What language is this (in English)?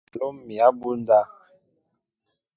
Mbo (Cameroon)